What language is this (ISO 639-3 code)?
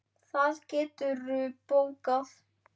isl